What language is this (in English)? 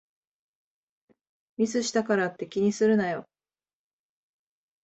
Japanese